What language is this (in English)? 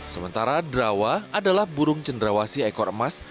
Indonesian